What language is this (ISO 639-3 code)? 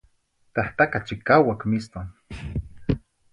nhi